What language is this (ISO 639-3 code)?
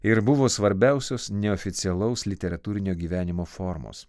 lit